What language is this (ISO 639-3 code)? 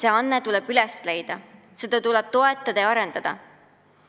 est